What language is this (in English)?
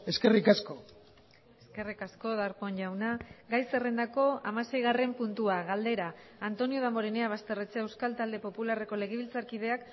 Basque